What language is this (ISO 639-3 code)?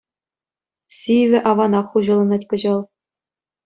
chv